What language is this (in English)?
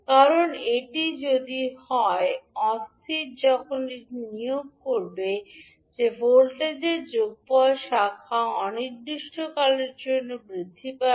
Bangla